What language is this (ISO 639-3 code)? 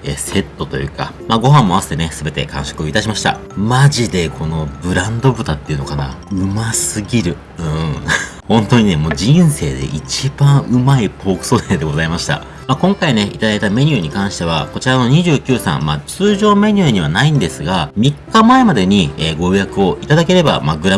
jpn